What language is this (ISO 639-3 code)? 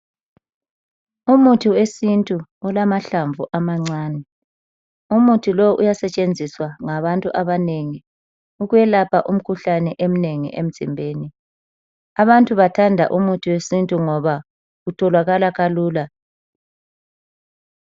nde